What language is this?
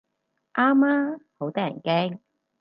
Cantonese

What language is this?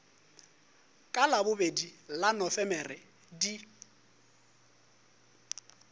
Northern Sotho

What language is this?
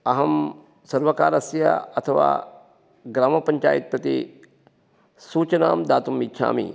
Sanskrit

